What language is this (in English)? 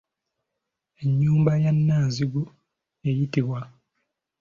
Ganda